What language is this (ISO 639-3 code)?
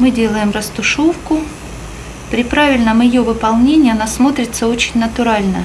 rus